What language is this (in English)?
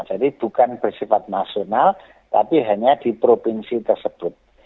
Indonesian